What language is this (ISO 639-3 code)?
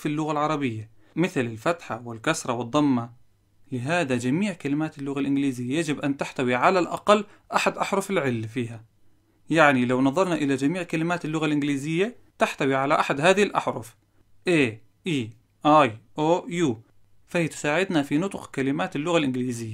ara